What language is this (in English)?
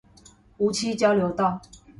Chinese